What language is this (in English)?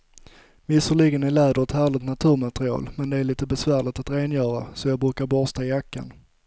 Swedish